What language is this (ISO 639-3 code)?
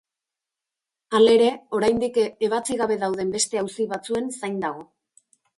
eus